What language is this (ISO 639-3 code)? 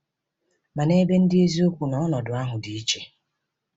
ibo